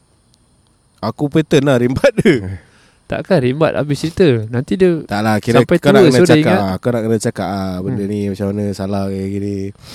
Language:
Malay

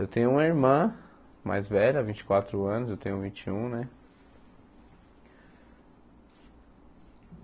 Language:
Portuguese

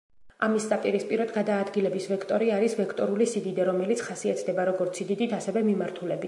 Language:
Georgian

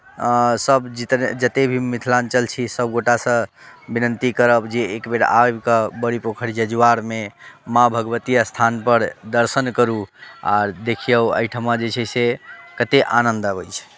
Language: Maithili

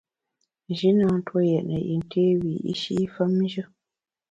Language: Bamun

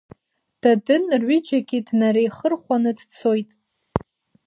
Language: Abkhazian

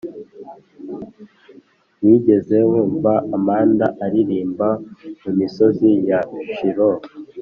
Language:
Kinyarwanda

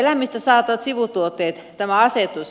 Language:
Finnish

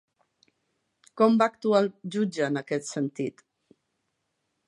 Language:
Catalan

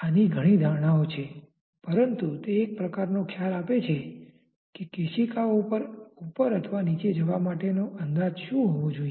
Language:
Gujarati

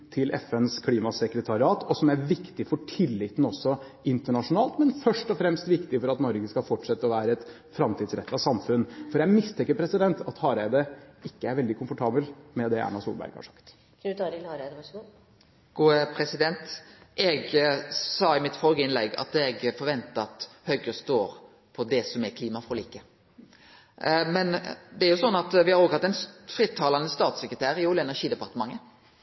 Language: Norwegian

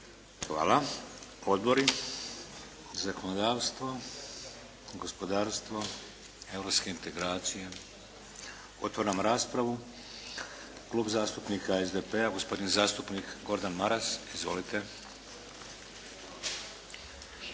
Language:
Croatian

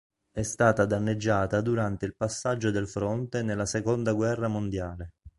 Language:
Italian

